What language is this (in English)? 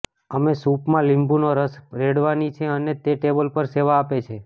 Gujarati